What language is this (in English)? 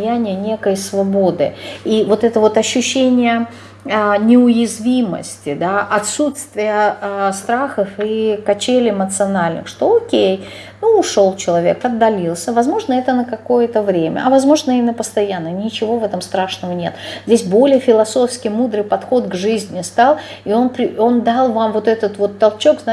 Russian